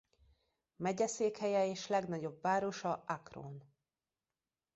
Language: Hungarian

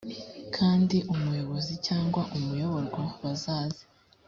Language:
Kinyarwanda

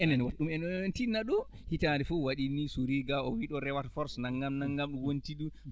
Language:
Fula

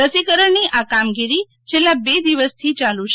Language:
Gujarati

